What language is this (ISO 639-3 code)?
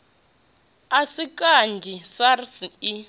ven